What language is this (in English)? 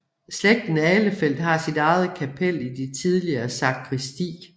Danish